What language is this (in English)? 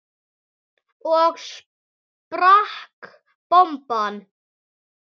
Icelandic